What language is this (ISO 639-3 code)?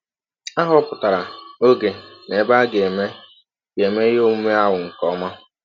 ibo